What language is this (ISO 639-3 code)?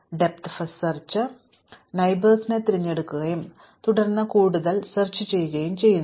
mal